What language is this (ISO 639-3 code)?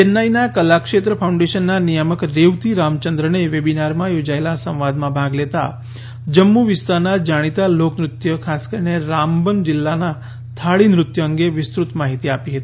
guj